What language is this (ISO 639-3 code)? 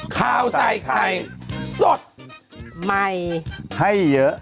tha